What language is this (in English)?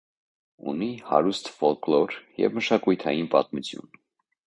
Armenian